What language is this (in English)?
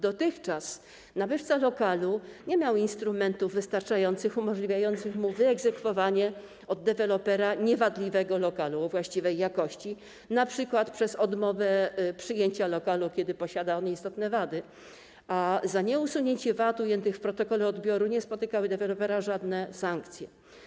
Polish